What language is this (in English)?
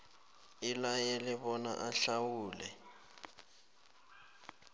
South Ndebele